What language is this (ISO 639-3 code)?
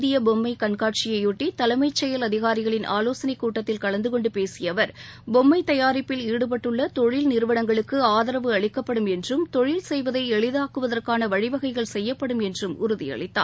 tam